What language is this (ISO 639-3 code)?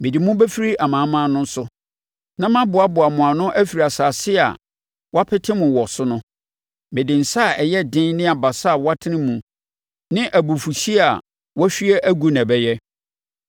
aka